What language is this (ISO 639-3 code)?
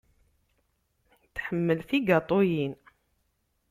kab